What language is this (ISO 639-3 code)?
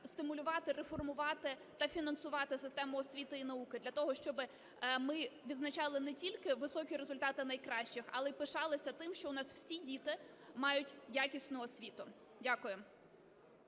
ukr